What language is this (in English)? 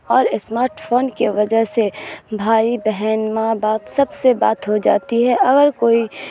Urdu